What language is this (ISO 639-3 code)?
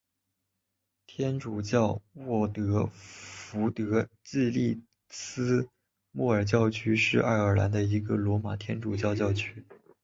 zho